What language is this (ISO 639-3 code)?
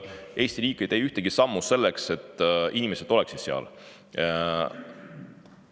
est